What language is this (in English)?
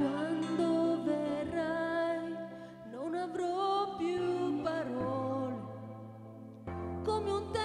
Italian